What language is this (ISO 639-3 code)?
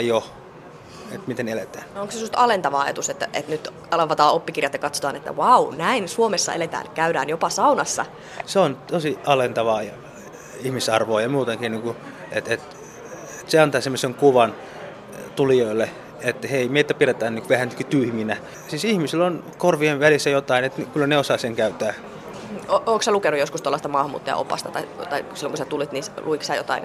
fin